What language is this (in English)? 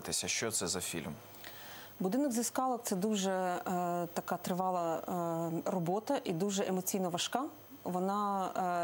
Ukrainian